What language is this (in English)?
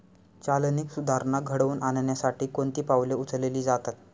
Marathi